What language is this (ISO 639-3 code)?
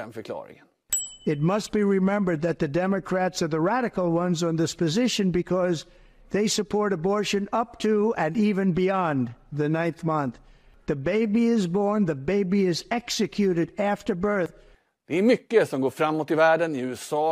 swe